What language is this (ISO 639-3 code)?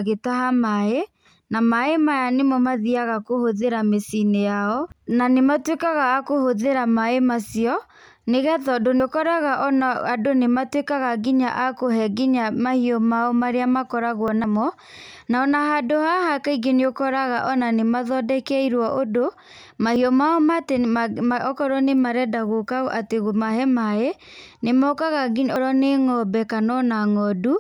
kik